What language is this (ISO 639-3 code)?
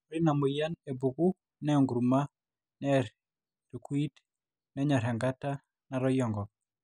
mas